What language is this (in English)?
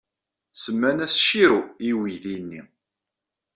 Kabyle